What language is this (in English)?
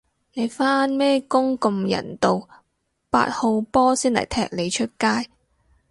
Cantonese